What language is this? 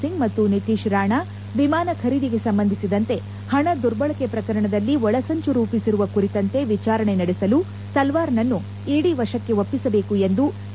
Kannada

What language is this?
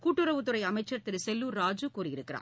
Tamil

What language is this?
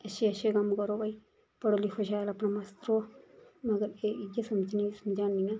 Dogri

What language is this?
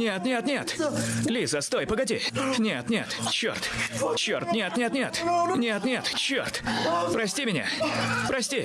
Russian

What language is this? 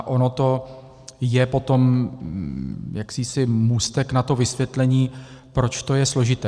Czech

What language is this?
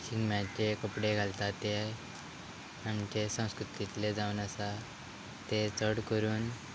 Konkani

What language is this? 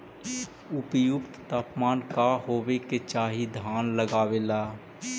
Magahi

